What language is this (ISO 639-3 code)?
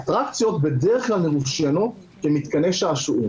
heb